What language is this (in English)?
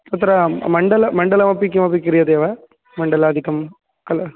Sanskrit